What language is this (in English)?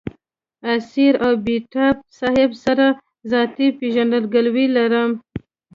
Pashto